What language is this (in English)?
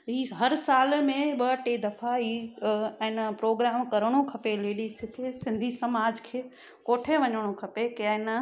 Sindhi